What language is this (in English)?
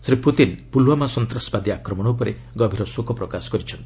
Odia